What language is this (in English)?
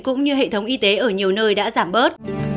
Vietnamese